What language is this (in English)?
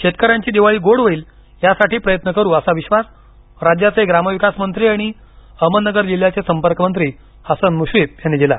Marathi